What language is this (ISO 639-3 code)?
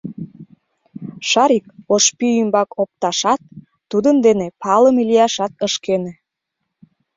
chm